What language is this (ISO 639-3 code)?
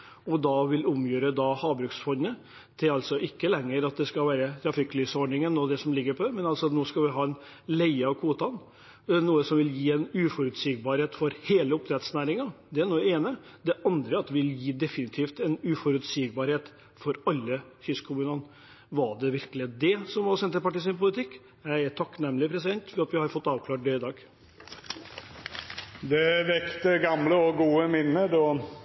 nor